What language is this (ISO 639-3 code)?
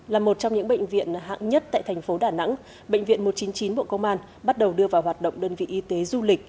vie